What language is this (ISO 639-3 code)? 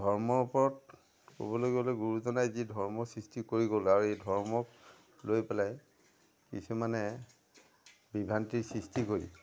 asm